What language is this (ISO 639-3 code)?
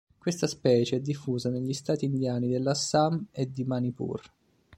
ita